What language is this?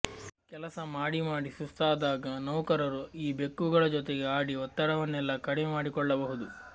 Kannada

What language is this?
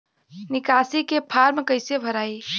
Bhojpuri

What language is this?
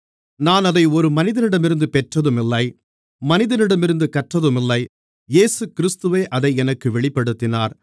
Tamil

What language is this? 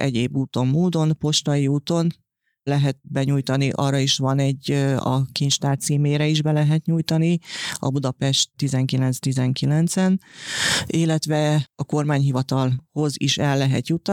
Hungarian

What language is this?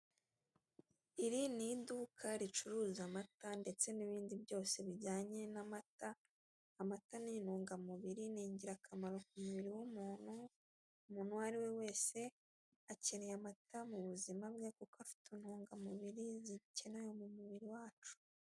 Kinyarwanda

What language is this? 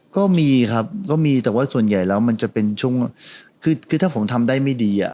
Thai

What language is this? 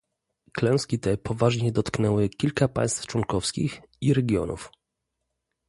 Polish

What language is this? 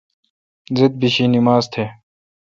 Kalkoti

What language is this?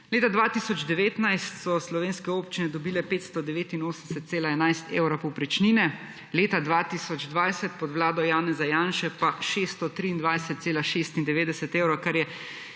Slovenian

